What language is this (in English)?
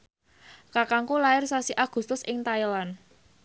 Javanese